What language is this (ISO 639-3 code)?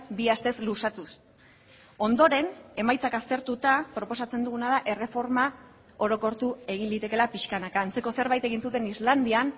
eus